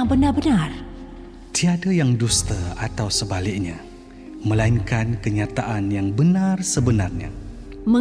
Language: Malay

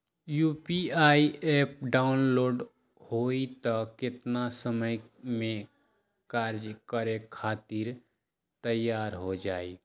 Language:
Magahi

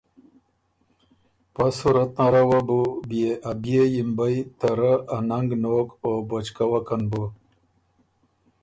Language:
Ormuri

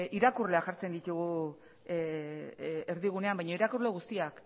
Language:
Basque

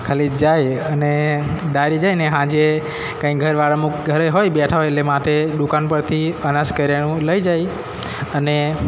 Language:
Gujarati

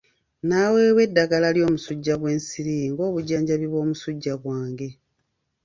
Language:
Ganda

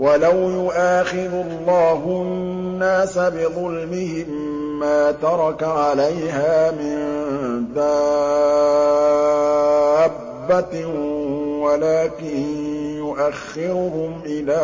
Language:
Arabic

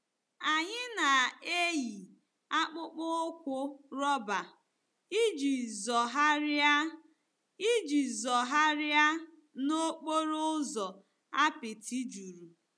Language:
Igbo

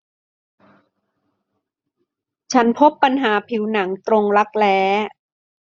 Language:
Thai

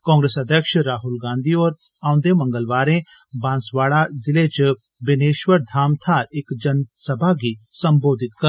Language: Dogri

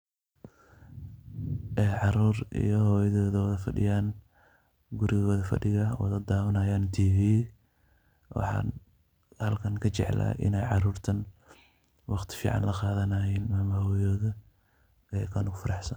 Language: Somali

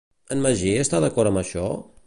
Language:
Catalan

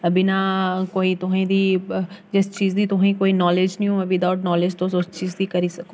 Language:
Dogri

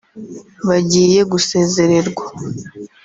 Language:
Kinyarwanda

